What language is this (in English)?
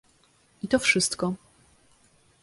Polish